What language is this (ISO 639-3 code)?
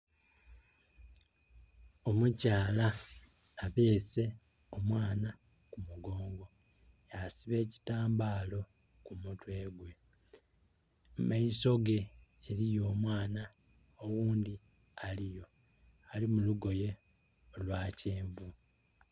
xog